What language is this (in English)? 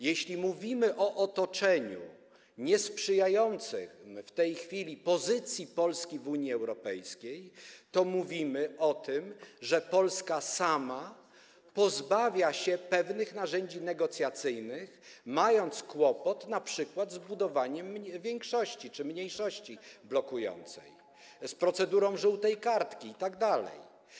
Polish